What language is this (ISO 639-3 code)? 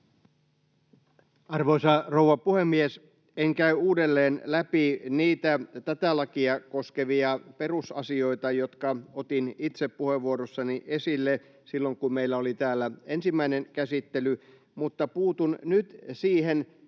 fin